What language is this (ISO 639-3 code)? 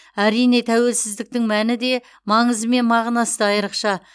kaz